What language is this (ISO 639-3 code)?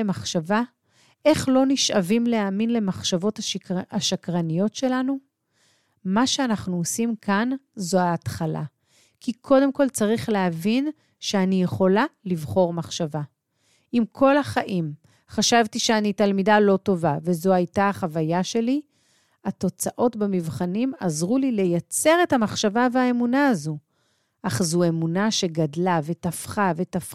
heb